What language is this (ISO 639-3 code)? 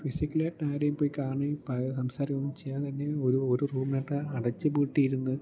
mal